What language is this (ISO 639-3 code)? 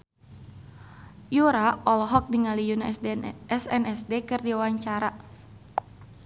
sun